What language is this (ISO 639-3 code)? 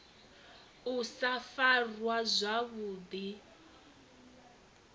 ven